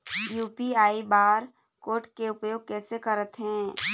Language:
Chhattisgarhi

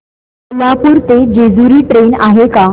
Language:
Marathi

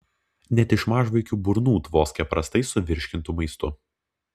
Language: Lithuanian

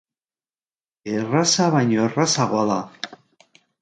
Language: Basque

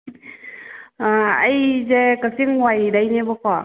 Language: Manipuri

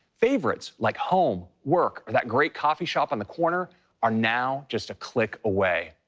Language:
English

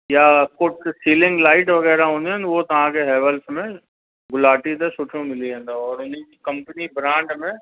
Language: Sindhi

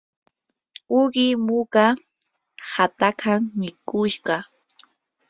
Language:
Yanahuanca Pasco Quechua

